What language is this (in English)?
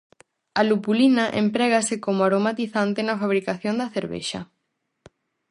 Galician